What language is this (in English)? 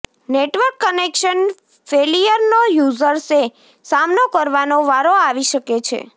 Gujarati